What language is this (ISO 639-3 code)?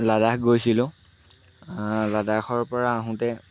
asm